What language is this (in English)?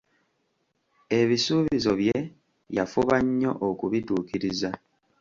Ganda